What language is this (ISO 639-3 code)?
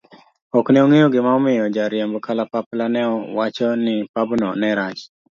luo